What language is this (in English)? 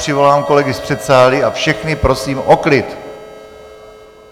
Czech